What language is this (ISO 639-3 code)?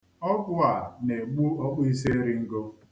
ibo